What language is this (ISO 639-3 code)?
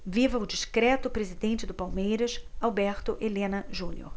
por